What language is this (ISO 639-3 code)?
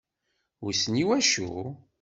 kab